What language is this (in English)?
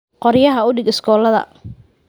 Somali